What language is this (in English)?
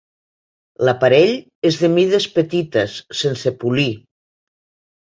Catalan